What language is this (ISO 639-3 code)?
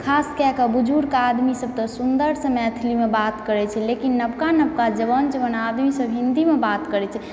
mai